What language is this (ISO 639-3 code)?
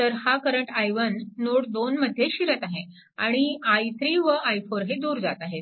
mar